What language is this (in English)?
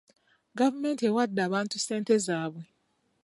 Ganda